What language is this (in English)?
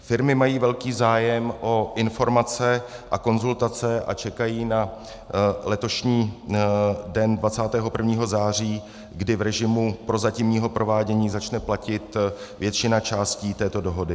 Czech